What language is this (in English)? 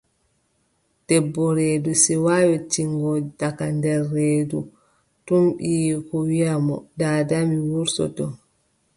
Adamawa Fulfulde